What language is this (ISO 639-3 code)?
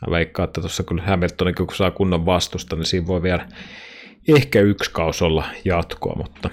fin